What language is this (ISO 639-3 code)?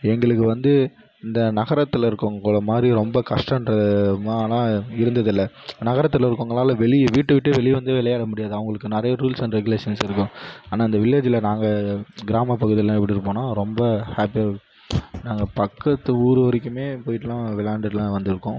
tam